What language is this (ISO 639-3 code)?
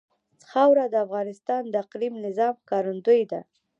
pus